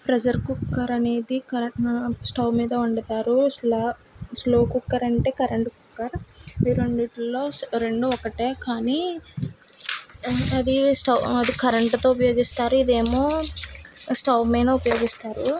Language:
Telugu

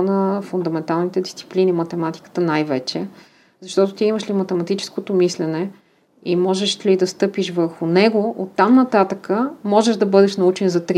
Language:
Bulgarian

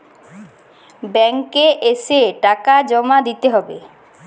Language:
Bangla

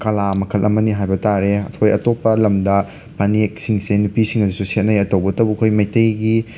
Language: Manipuri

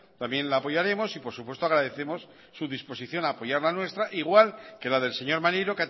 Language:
Spanish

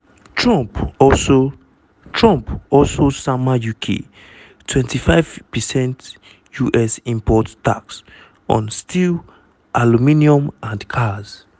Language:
Nigerian Pidgin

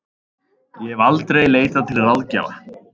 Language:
Icelandic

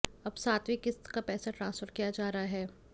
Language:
Hindi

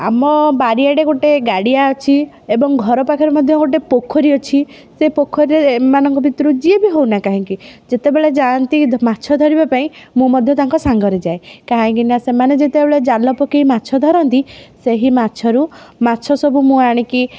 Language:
Odia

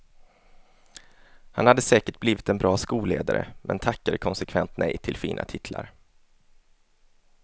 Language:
Swedish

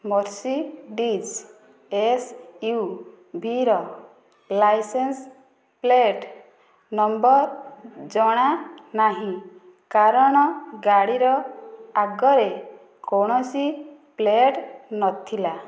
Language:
Odia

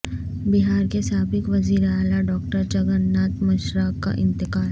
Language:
Urdu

